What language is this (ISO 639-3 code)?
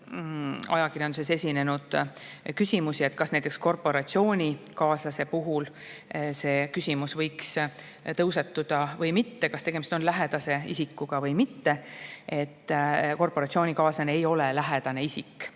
est